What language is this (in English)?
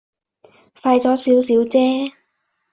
Cantonese